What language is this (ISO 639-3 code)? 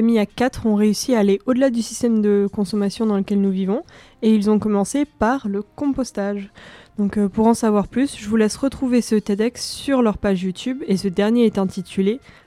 fra